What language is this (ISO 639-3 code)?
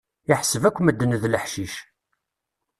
kab